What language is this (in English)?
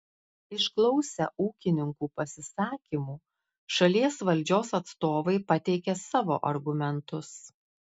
Lithuanian